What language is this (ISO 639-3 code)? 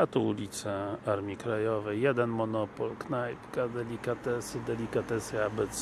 pol